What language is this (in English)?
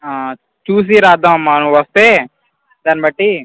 Telugu